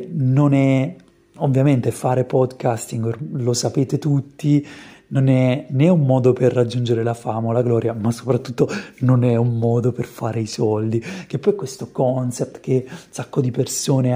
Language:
Italian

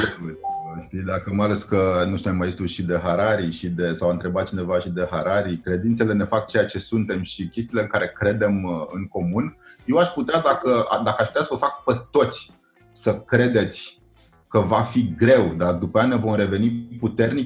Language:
Romanian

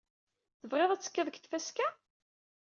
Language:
Kabyle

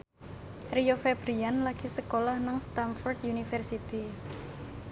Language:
Javanese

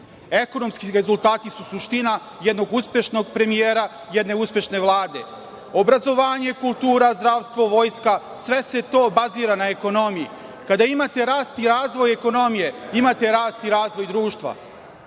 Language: Serbian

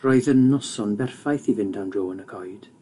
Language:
Welsh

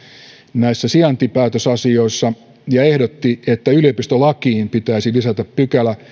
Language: Finnish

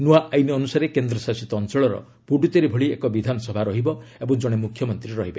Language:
Odia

